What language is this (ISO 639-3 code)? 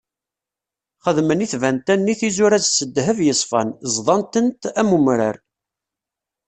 kab